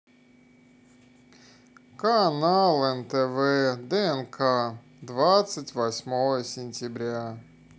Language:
Russian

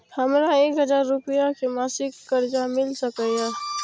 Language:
Maithili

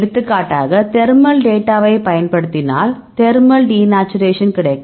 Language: Tamil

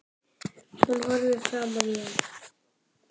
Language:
Icelandic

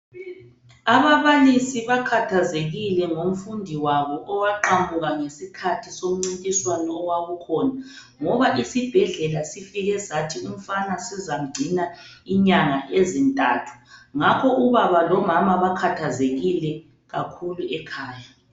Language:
North Ndebele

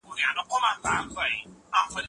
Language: Pashto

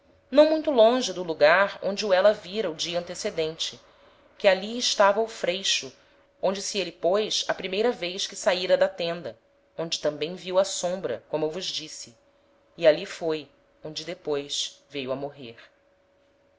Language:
Portuguese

